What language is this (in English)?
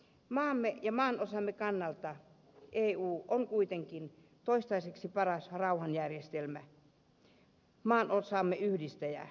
Finnish